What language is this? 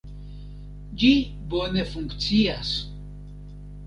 Esperanto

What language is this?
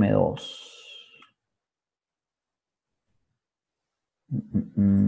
Spanish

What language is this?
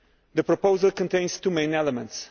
English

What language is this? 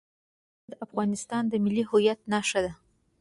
Pashto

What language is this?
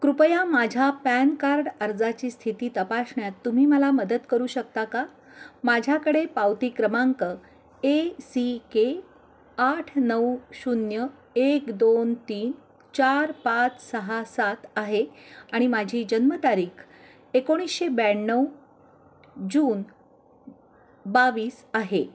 Marathi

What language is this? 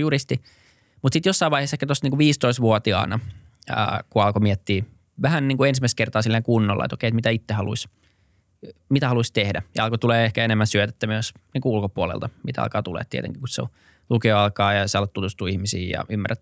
Finnish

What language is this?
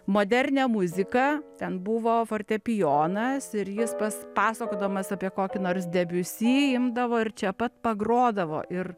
Lithuanian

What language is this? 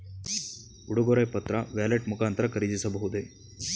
Kannada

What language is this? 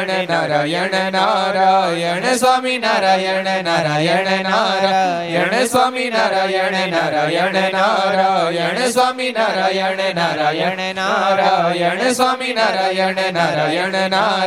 Gujarati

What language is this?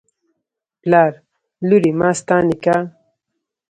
Pashto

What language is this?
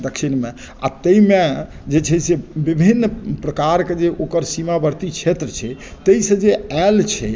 Maithili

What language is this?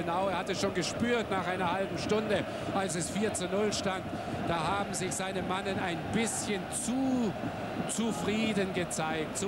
German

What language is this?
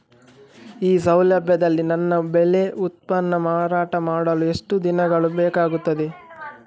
Kannada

